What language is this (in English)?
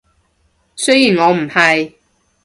Cantonese